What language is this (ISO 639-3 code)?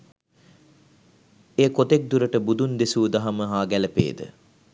sin